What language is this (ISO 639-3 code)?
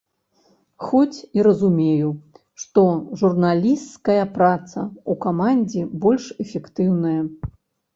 bel